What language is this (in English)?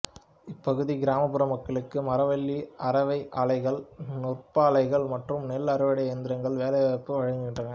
Tamil